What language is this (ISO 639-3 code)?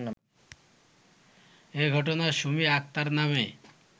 ben